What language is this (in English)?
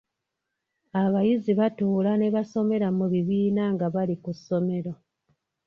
Ganda